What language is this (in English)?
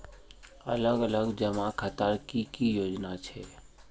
Magahi